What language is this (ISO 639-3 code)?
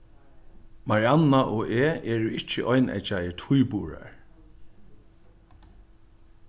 fao